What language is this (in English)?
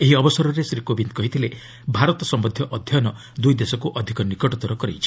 Odia